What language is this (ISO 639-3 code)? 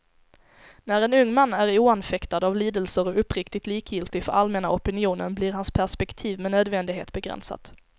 swe